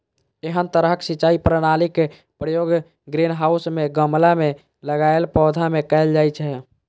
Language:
Maithili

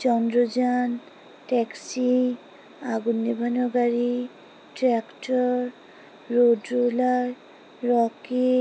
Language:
Bangla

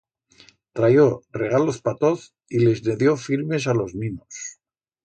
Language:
Aragonese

